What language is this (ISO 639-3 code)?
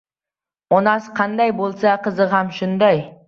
uzb